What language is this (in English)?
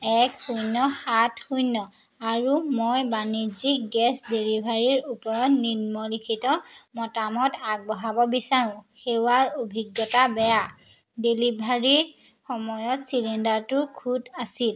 Assamese